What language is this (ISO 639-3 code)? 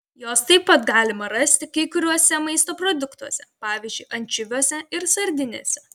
lit